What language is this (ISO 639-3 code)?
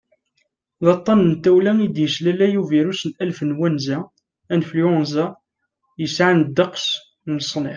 kab